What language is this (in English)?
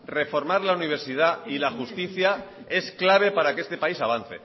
Spanish